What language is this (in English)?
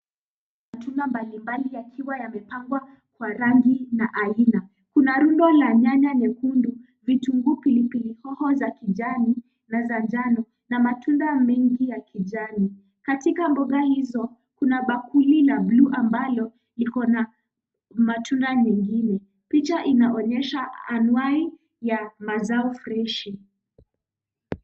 Swahili